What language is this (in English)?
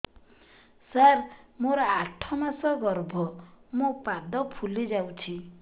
Odia